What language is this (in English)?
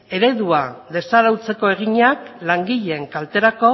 Basque